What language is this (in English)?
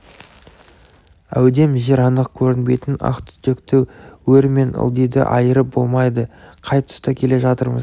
Kazakh